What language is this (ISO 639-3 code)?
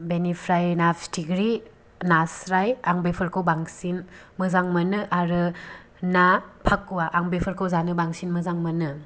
brx